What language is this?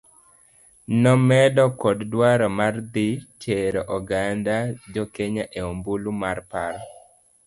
Luo (Kenya and Tanzania)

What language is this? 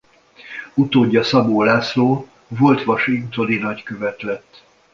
Hungarian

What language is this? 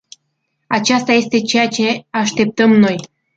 Romanian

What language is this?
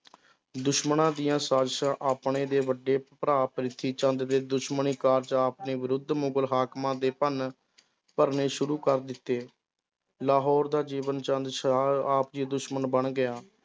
Punjabi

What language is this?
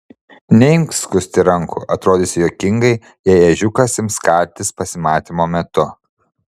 Lithuanian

